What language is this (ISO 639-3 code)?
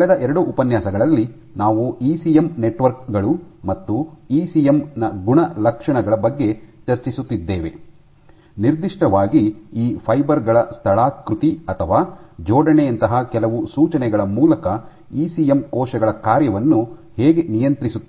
kan